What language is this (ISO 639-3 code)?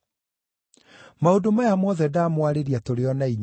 kik